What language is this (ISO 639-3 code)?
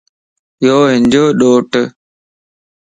lss